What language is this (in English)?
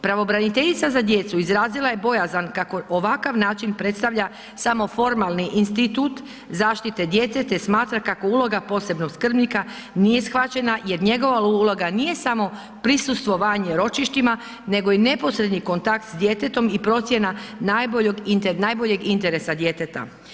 Croatian